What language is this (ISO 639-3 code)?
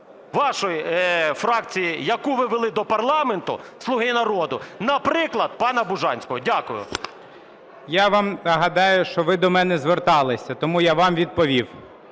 ukr